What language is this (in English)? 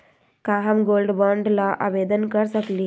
Magahi